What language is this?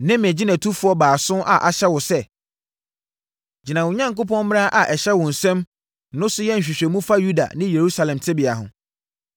Akan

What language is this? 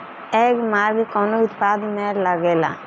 Bhojpuri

